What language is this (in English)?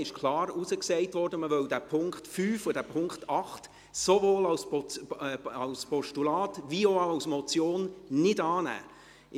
Swiss German